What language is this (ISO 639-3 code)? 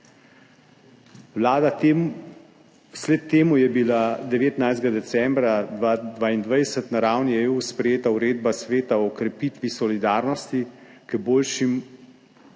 slv